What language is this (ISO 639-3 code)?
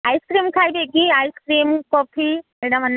ori